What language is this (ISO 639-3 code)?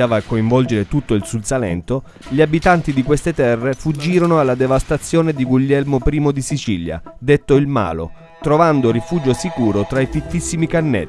ita